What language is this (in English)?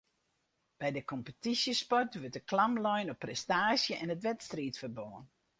Western Frisian